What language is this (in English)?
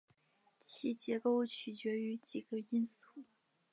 Chinese